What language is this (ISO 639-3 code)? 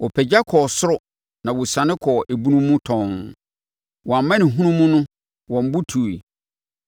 aka